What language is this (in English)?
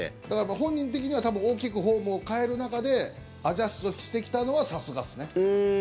Japanese